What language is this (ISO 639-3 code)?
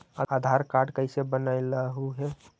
mag